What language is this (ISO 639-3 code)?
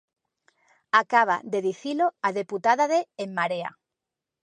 glg